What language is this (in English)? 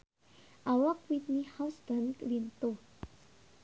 Sundanese